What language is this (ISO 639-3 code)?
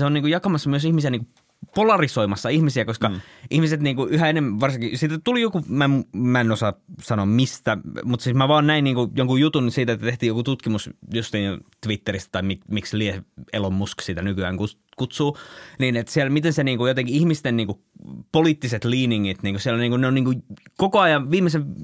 fin